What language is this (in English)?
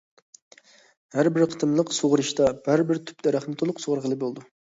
Uyghur